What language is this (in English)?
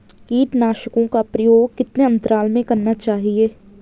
Hindi